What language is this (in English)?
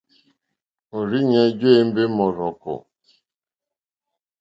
Mokpwe